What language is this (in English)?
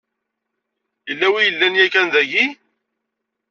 Kabyle